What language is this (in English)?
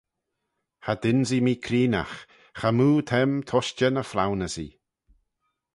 Manx